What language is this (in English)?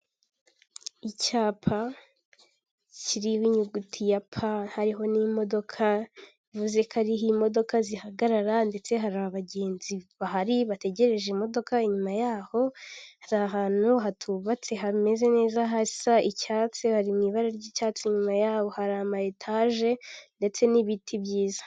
Kinyarwanda